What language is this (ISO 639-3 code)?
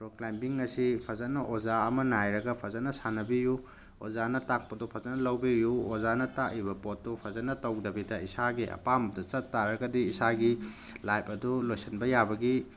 mni